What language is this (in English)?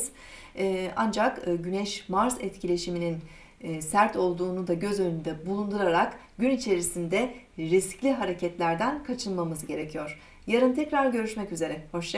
Turkish